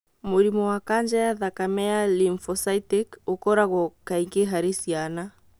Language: Kikuyu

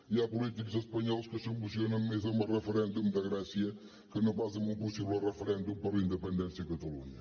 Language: Catalan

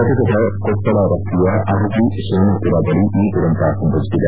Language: Kannada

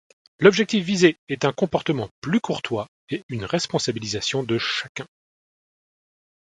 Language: French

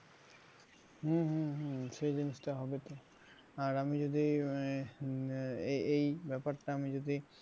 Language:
Bangla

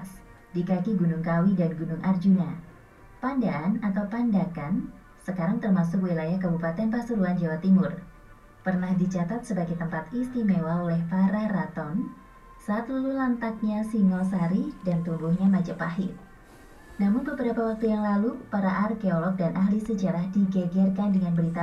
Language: Indonesian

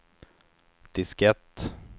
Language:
Swedish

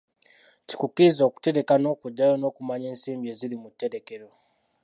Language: Ganda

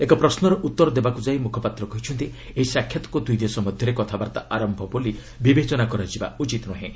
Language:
Odia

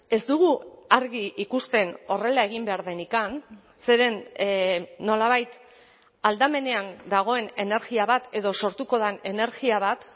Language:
Basque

